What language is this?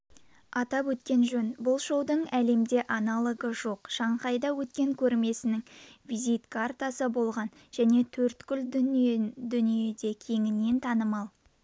Kazakh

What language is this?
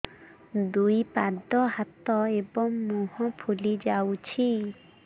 Odia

